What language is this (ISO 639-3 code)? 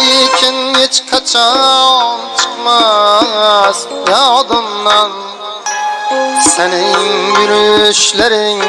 uzb